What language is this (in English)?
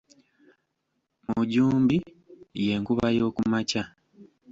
Ganda